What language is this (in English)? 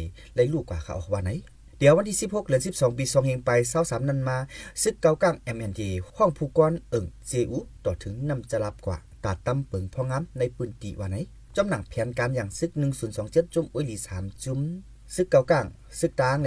Thai